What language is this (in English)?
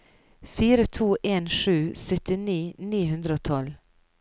Norwegian